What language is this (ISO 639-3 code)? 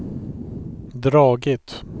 swe